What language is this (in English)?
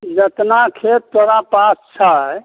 Maithili